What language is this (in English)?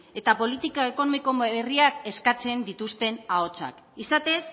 Basque